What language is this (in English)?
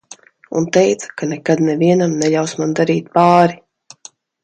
Latvian